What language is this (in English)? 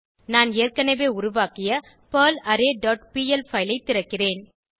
Tamil